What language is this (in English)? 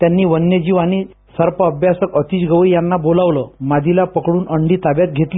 Marathi